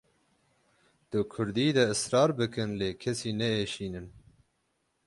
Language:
Kurdish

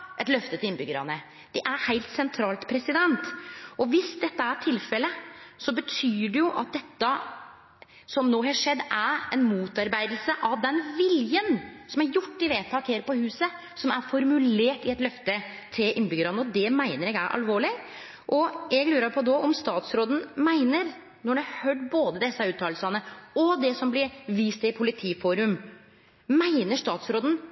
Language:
Norwegian Nynorsk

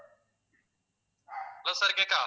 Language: Tamil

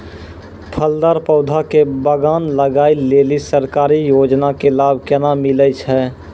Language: Maithili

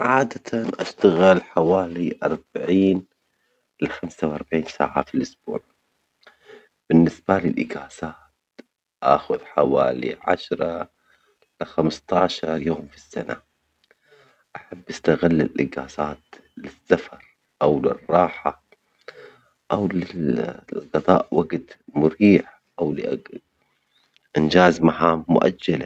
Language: Omani Arabic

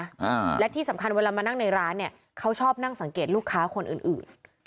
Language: Thai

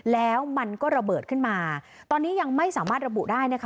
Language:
Thai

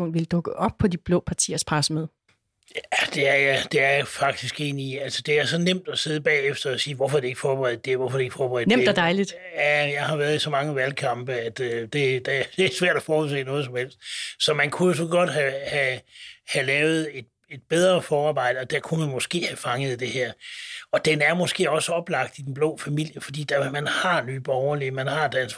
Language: Danish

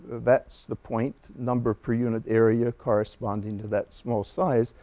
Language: English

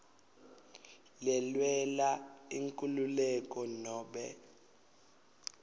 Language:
Swati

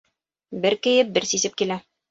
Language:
Bashkir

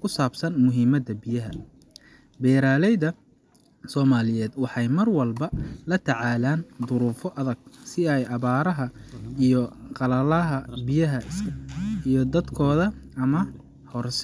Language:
Somali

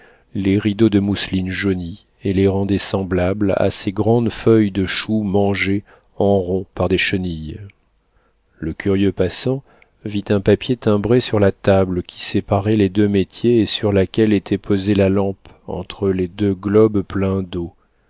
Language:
French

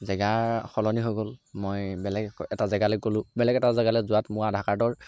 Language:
Assamese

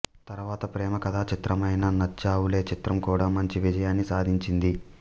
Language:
Telugu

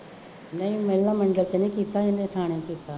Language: Punjabi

